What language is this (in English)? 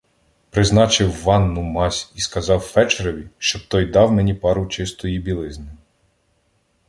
Ukrainian